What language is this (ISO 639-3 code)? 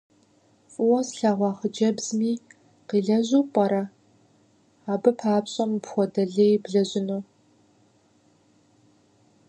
kbd